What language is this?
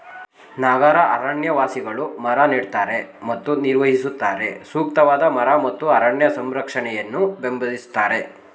Kannada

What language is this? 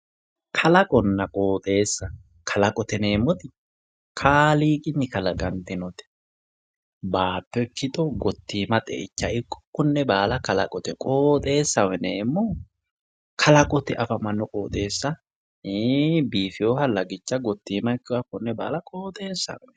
Sidamo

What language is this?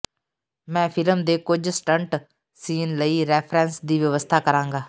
Punjabi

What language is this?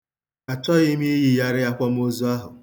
Igbo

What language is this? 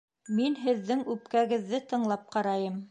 Bashkir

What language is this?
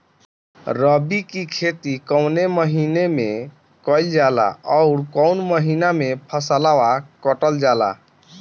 Bhojpuri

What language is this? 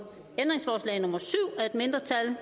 Danish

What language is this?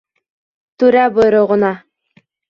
Bashkir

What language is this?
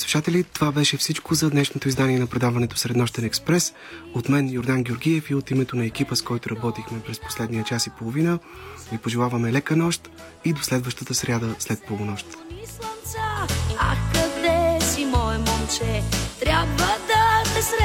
Bulgarian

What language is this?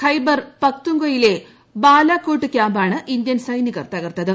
Malayalam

